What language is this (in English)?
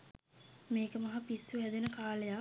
Sinhala